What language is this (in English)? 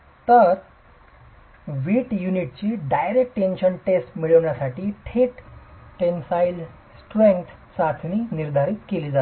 Marathi